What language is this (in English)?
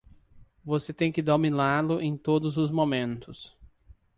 Portuguese